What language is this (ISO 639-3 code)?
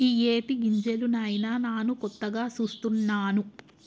tel